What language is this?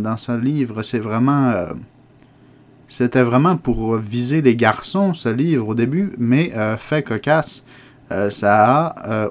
French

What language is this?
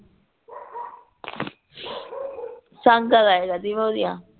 Punjabi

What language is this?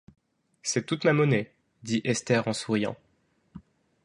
French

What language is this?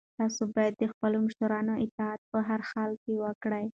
Pashto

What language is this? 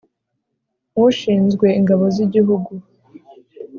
Kinyarwanda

